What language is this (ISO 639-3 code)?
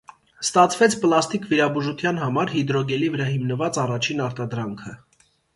hye